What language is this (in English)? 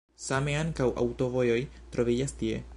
Esperanto